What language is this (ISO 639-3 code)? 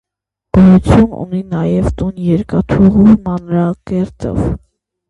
hye